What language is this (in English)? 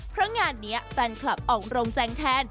Thai